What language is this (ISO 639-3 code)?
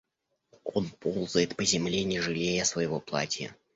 rus